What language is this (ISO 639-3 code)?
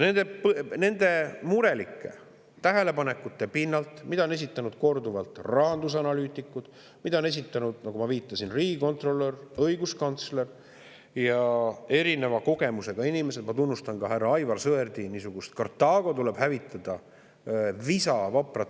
est